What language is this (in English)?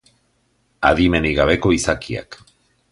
Basque